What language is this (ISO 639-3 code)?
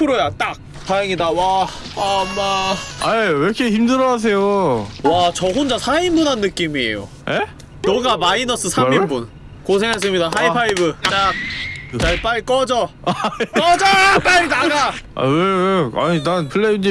kor